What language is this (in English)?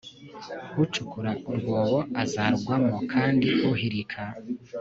Kinyarwanda